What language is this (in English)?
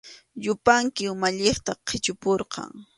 Arequipa-La Unión Quechua